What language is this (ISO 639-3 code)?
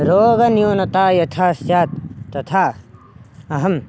san